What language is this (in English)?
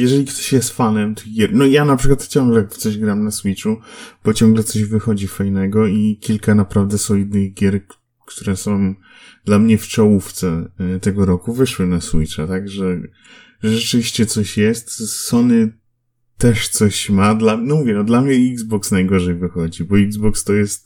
Polish